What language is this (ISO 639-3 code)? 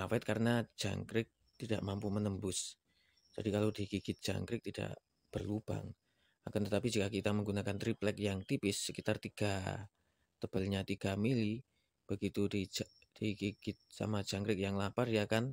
ind